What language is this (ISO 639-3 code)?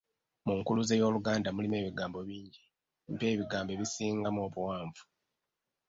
lug